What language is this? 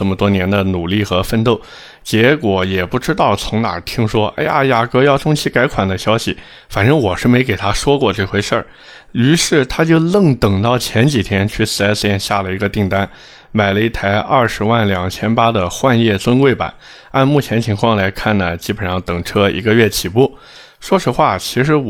Chinese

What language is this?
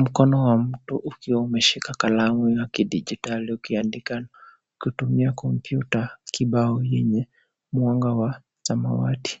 Swahili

